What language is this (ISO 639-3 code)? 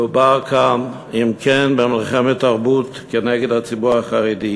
heb